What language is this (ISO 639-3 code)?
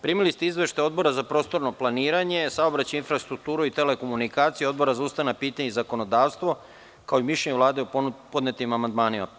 srp